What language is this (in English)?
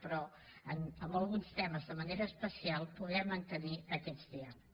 Catalan